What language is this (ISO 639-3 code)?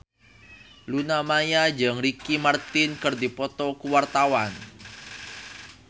sun